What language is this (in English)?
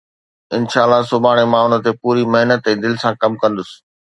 Sindhi